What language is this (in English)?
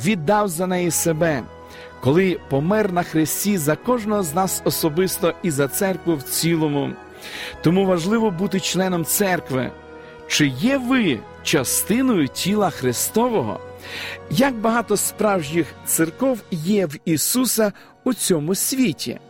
Ukrainian